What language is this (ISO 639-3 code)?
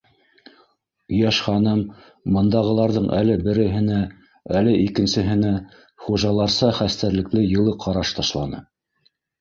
bak